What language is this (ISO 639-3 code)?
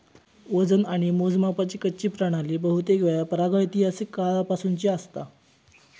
mar